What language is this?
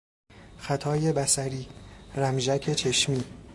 Persian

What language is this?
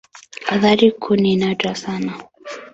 Swahili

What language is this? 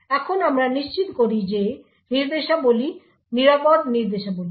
Bangla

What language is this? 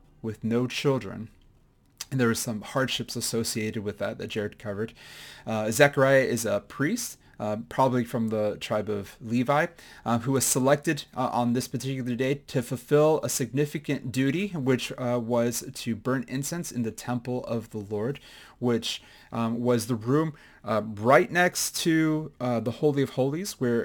English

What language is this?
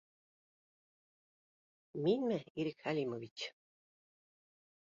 Bashkir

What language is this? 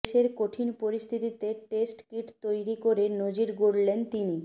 Bangla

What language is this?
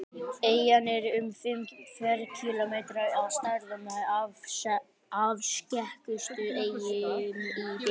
Icelandic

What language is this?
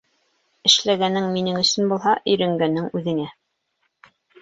Bashkir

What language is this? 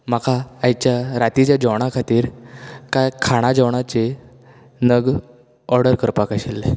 Konkani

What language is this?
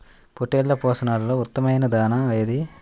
Telugu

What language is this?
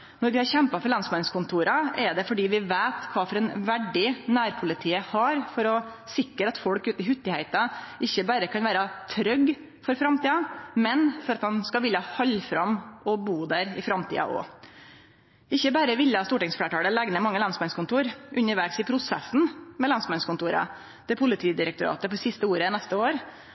Norwegian Nynorsk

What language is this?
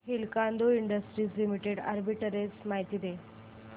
Marathi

